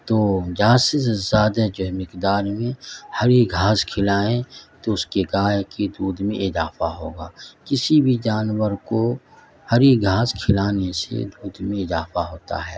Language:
Urdu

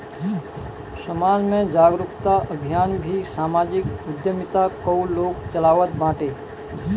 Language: Bhojpuri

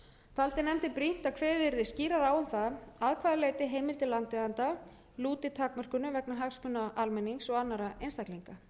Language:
Icelandic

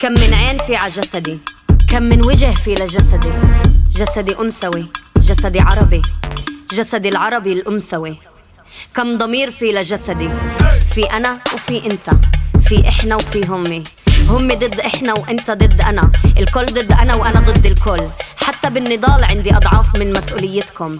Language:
Arabic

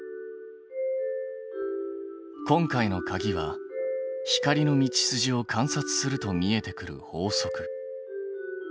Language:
Japanese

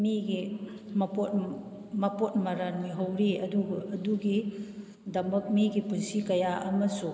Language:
Manipuri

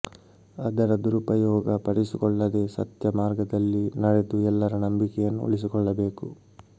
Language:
Kannada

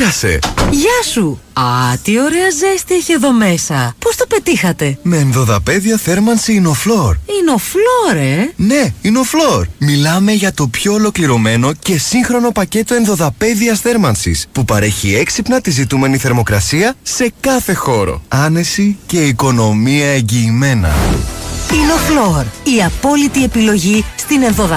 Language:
Greek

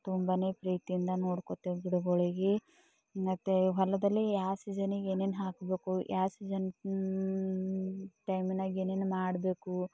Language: Kannada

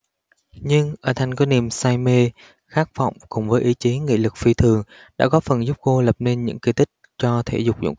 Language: Vietnamese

